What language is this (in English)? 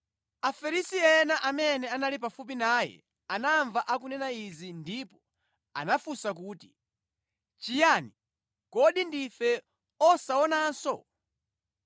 Nyanja